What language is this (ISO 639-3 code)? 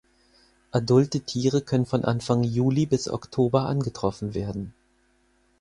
deu